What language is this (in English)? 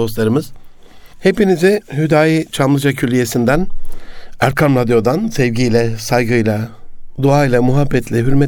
Turkish